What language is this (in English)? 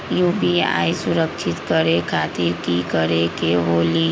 Magahi